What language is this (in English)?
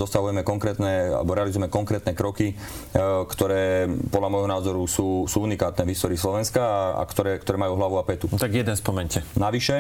Slovak